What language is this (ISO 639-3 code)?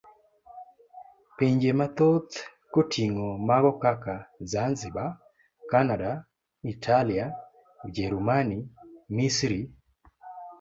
luo